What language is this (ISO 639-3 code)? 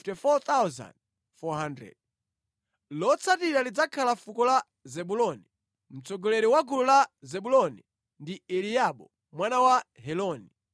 nya